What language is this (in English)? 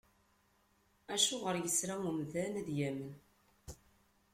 Kabyle